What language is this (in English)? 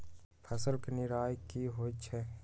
Magahi